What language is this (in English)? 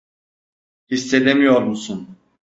Turkish